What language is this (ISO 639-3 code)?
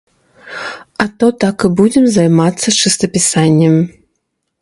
bel